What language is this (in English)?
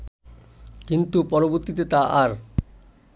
Bangla